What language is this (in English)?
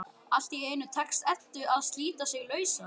Icelandic